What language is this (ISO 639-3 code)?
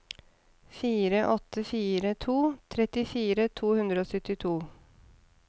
nor